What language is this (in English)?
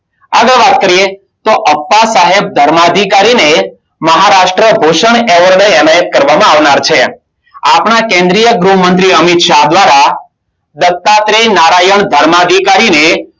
Gujarati